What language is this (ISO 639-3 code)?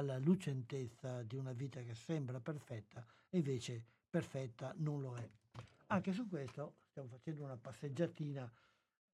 ita